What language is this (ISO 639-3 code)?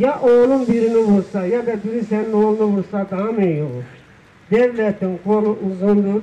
tur